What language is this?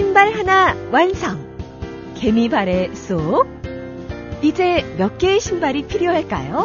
Korean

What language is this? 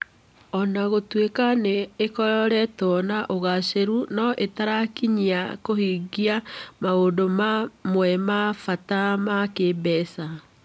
Kikuyu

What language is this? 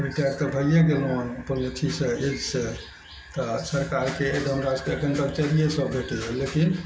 Maithili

